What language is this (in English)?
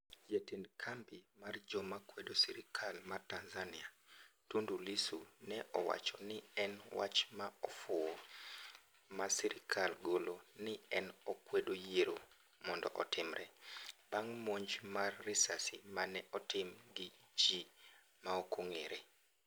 Luo (Kenya and Tanzania)